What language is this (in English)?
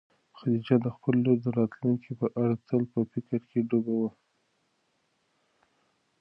Pashto